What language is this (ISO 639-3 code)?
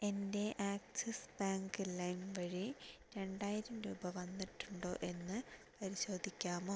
mal